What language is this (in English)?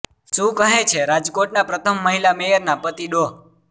Gujarati